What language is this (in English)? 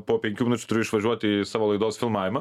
Lithuanian